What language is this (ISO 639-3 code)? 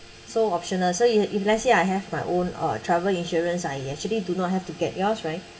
eng